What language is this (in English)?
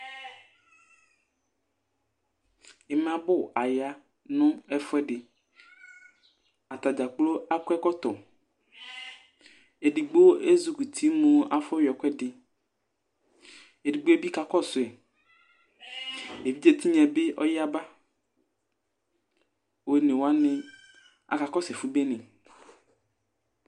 Ikposo